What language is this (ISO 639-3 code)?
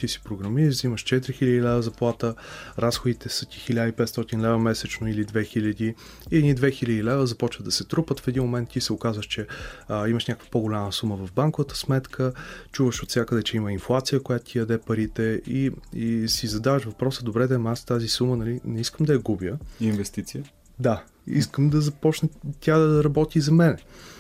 bul